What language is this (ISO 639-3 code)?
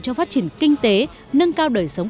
vie